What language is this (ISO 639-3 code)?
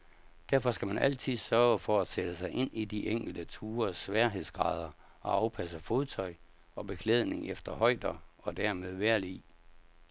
dan